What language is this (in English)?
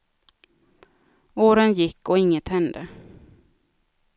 Swedish